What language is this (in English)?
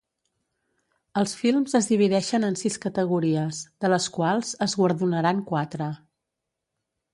Catalan